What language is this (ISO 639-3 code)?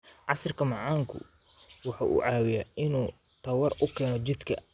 som